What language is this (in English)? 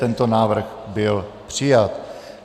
Czech